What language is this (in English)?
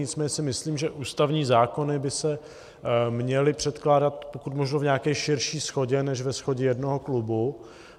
Czech